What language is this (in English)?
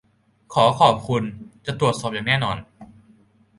Thai